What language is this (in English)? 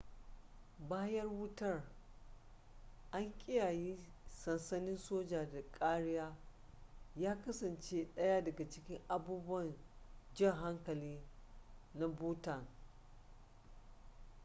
Hausa